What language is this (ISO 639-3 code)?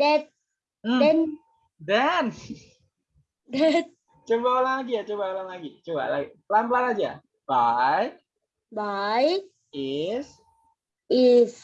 ind